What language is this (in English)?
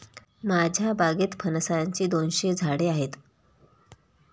Marathi